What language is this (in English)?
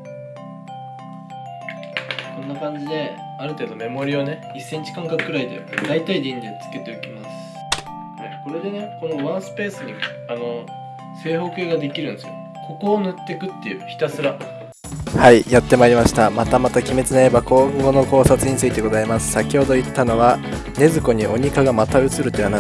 Japanese